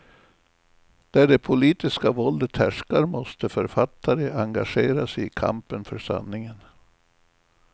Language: Swedish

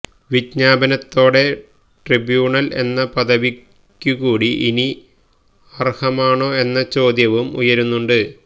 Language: Malayalam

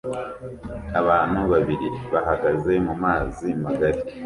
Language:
Kinyarwanda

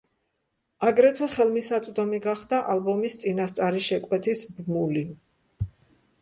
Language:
Georgian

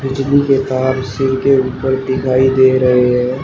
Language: Hindi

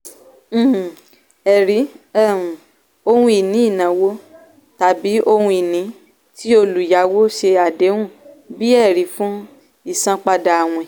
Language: Yoruba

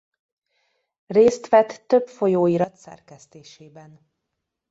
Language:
Hungarian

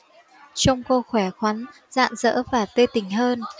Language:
Vietnamese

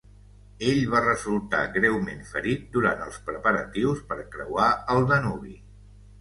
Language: Catalan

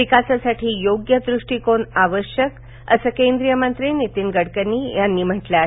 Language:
Marathi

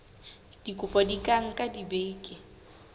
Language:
Southern Sotho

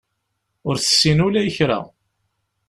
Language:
Kabyle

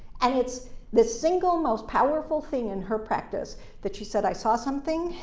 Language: English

